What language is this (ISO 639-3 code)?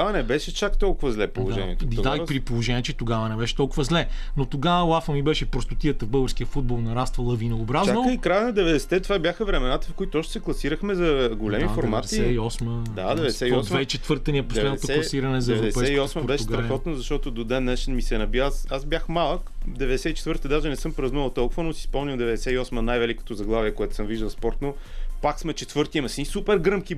bul